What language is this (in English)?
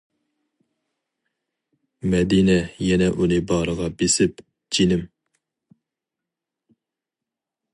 Uyghur